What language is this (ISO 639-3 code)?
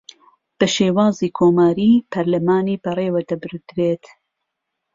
ckb